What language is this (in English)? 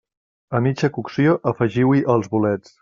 Catalan